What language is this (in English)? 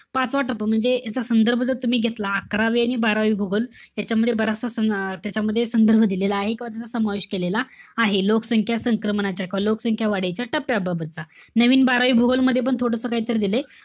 Marathi